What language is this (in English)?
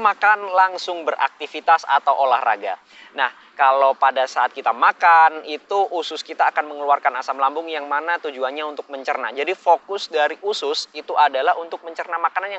Indonesian